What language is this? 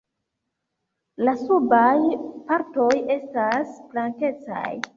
Esperanto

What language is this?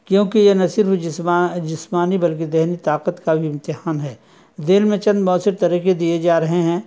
Urdu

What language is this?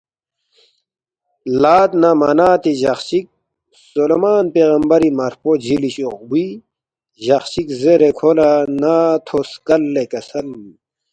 Balti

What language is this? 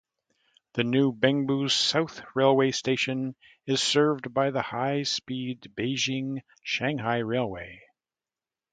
English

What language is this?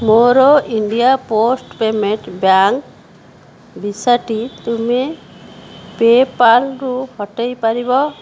Odia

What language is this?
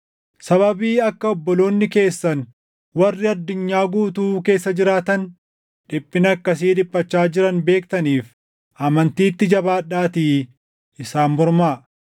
Oromo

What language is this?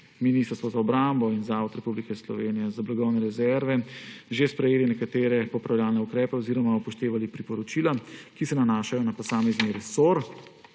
Slovenian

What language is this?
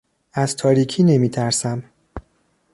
Persian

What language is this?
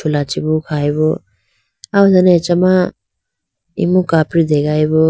Idu-Mishmi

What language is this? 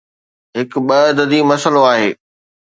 Sindhi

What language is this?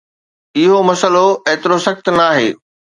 Sindhi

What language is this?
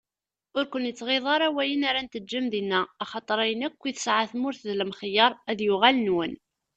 Kabyle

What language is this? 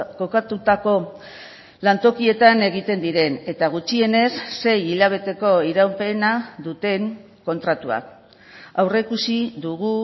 Basque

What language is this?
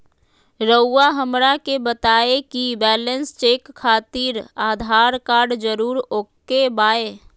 Magahi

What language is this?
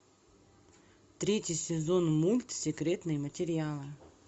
Russian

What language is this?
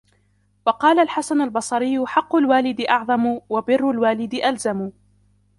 Arabic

